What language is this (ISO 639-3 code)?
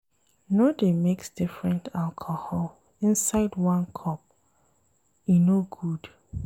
pcm